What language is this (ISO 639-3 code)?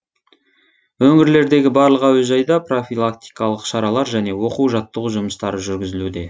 kaz